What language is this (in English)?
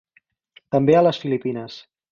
Catalan